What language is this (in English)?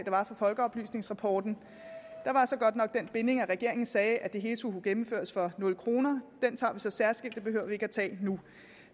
Danish